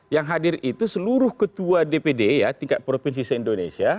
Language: Indonesian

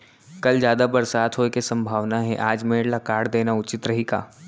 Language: Chhattisgarhi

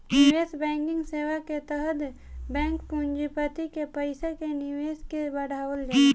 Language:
Bhojpuri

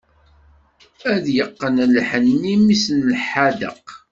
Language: Kabyle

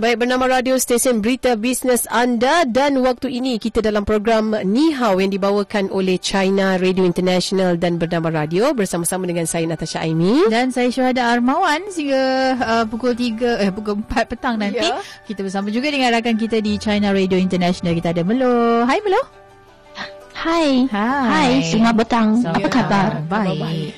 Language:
Malay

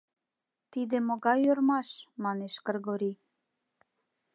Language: Mari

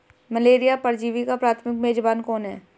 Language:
Hindi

